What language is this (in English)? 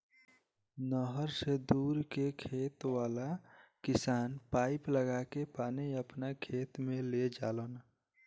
Bhojpuri